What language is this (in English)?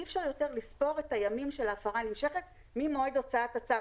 Hebrew